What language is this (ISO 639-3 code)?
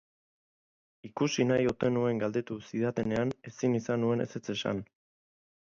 eus